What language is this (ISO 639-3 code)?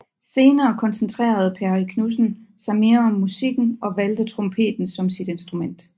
dan